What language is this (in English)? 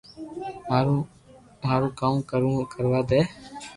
Loarki